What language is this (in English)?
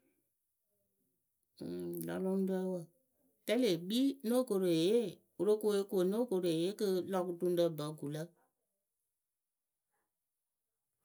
Akebu